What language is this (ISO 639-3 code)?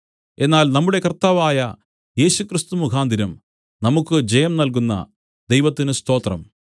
mal